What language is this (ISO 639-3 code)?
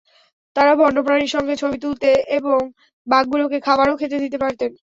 ben